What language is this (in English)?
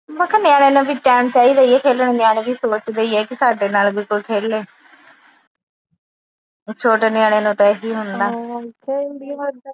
Punjabi